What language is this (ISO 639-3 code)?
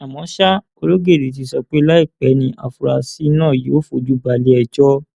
yor